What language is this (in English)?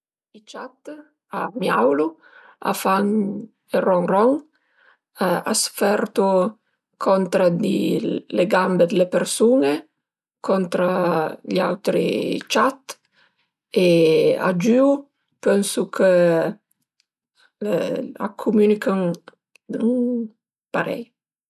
Piedmontese